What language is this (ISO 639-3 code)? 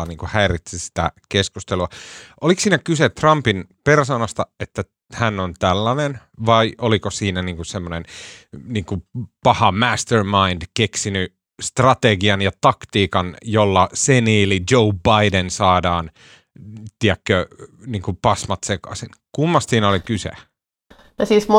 fin